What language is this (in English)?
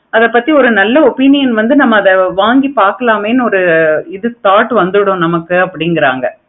Tamil